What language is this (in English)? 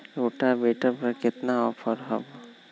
Magahi